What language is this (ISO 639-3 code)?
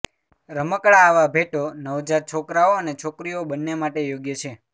guj